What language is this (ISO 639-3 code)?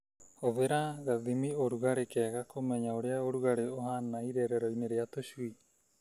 kik